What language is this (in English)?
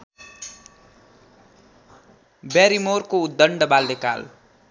Nepali